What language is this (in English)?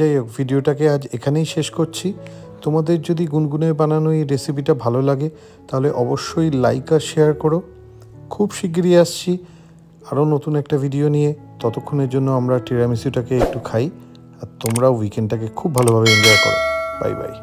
Bangla